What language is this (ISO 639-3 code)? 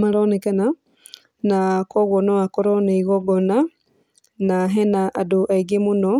kik